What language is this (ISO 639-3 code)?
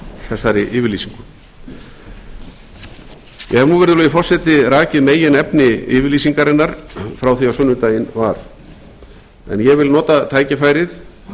isl